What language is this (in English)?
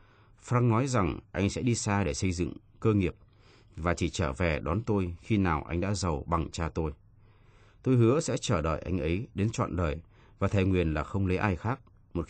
Vietnamese